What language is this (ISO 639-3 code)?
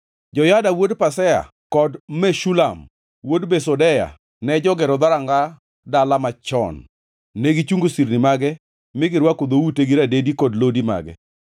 luo